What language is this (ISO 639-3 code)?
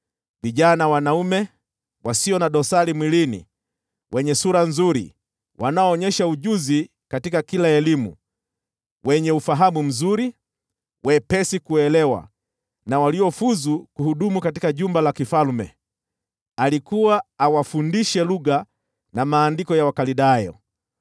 swa